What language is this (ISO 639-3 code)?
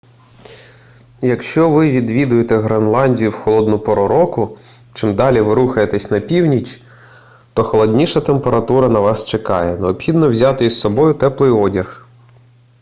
ukr